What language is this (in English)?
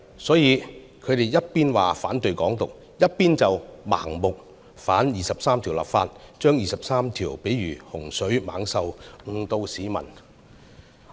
Cantonese